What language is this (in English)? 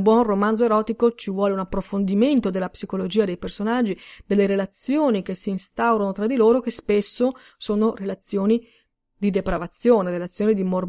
Italian